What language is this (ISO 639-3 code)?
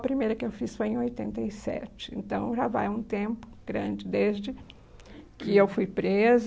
por